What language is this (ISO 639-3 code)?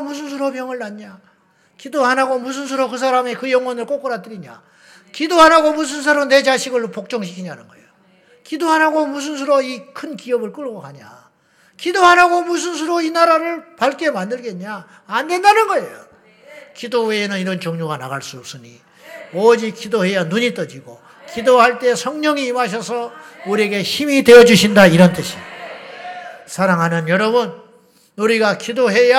kor